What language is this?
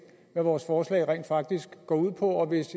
Danish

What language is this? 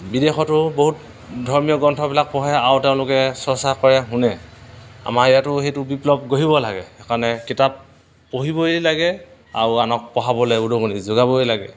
Assamese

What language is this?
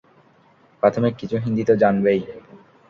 Bangla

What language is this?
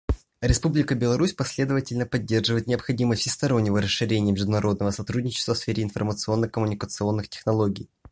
Russian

